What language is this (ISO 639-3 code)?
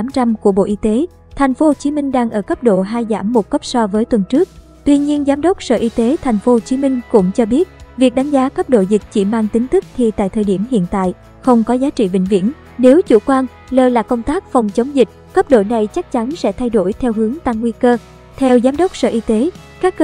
vie